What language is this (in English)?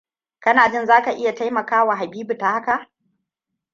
Hausa